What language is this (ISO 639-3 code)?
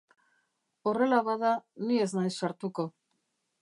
eus